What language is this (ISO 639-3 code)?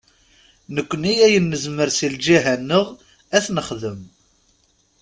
kab